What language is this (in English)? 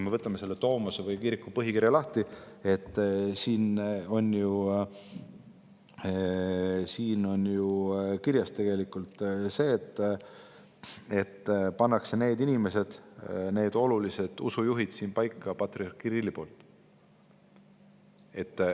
Estonian